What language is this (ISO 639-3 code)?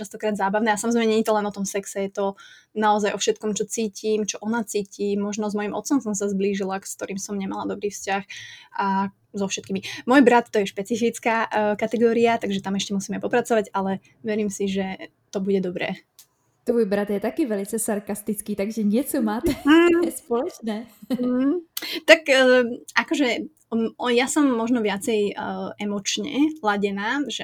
ces